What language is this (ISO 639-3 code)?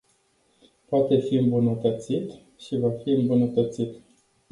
ron